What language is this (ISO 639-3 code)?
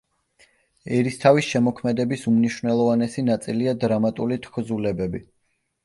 kat